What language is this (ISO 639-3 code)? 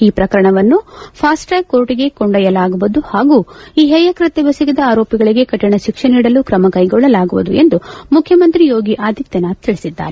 kan